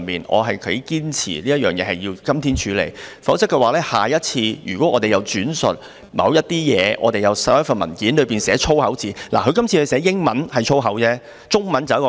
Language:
Cantonese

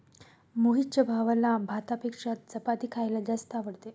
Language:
Marathi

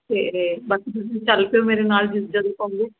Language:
Punjabi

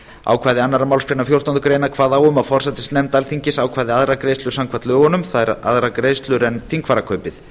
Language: Icelandic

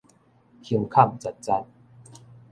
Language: Min Nan Chinese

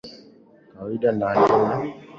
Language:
Swahili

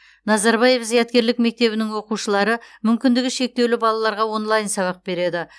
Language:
Kazakh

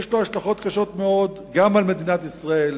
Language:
Hebrew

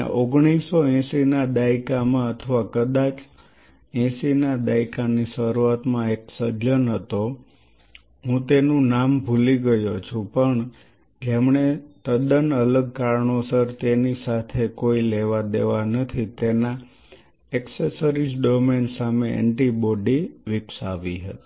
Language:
Gujarati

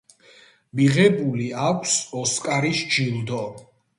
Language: Georgian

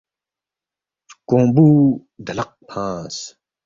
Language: Balti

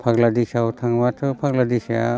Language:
Bodo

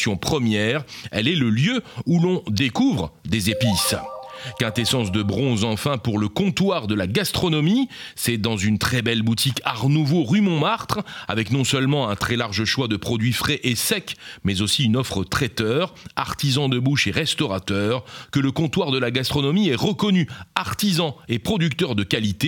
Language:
French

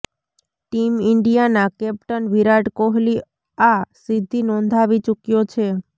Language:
Gujarati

